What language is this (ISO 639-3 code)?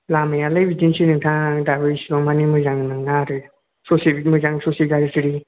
brx